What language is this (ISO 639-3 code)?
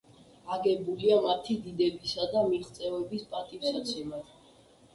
kat